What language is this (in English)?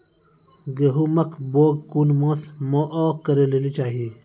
Maithili